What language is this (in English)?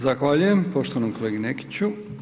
Croatian